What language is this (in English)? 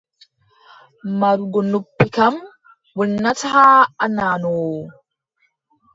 Adamawa Fulfulde